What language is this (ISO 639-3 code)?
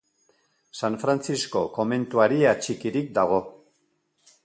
eus